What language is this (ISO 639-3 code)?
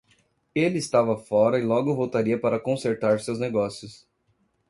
por